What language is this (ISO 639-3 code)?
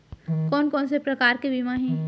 hne